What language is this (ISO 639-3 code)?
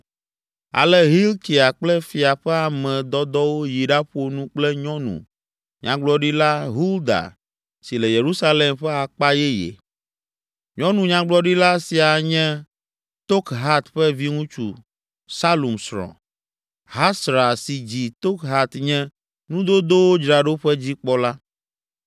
ewe